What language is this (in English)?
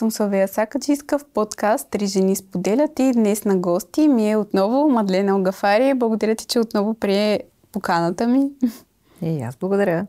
Bulgarian